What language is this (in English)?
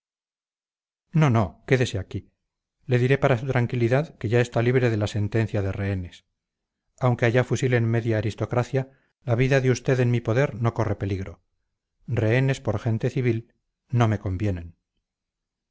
Spanish